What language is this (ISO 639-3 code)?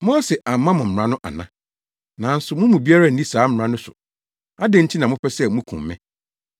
aka